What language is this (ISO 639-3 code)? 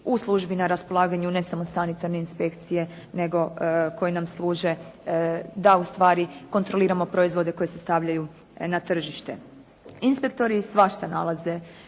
hrv